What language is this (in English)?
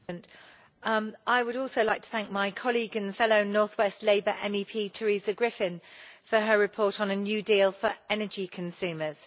English